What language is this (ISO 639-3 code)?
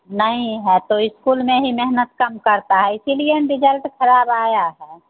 hin